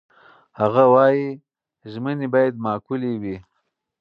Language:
Pashto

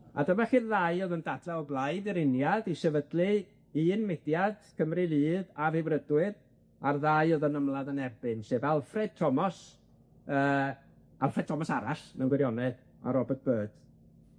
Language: Welsh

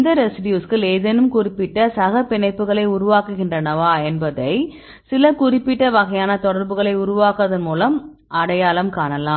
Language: Tamil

